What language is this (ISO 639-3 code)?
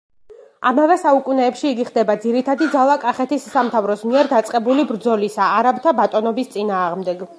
kat